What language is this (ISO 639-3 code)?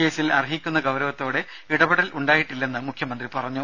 mal